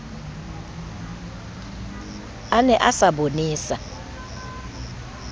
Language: Southern Sotho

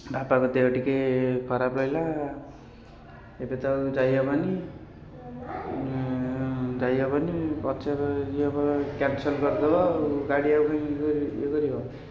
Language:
Odia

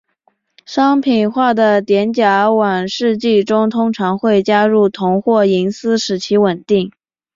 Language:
Chinese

